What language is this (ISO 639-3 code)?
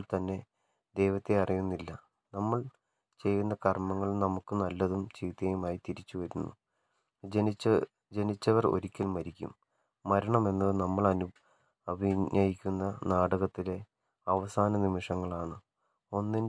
mal